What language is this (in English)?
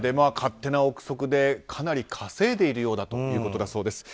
Japanese